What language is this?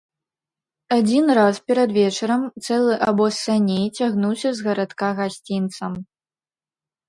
Belarusian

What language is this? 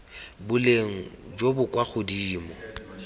Tswana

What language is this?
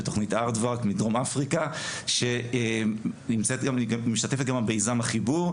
Hebrew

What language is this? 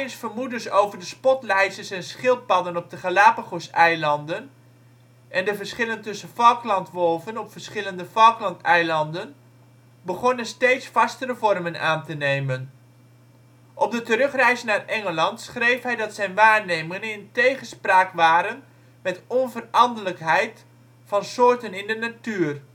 Dutch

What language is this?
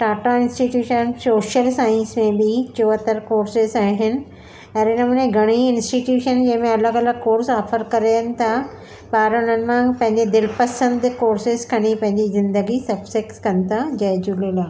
Sindhi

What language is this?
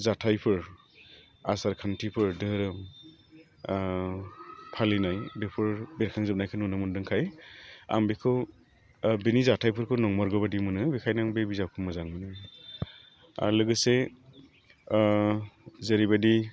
Bodo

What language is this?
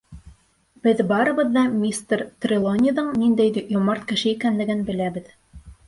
Bashkir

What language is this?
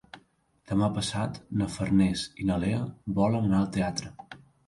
Catalan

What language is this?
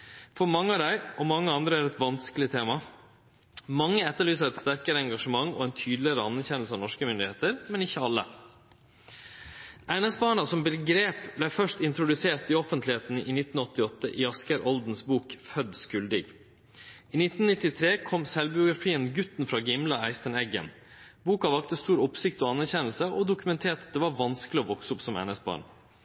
Norwegian Nynorsk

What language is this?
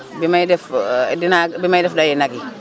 Wolof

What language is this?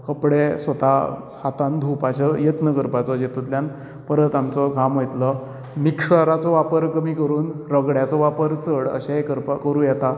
Konkani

